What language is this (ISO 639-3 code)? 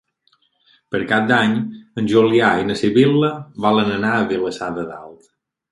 cat